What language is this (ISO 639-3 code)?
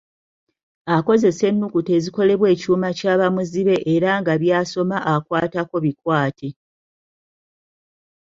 lug